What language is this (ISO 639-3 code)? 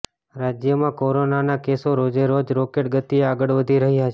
guj